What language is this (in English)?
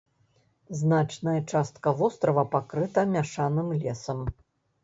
Belarusian